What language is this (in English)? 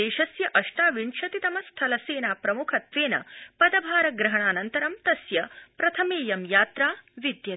Sanskrit